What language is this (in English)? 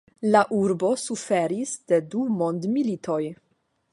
Esperanto